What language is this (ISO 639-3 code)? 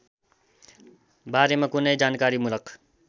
nep